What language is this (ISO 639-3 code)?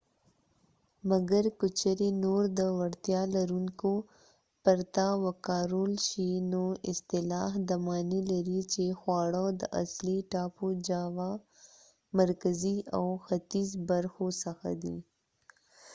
pus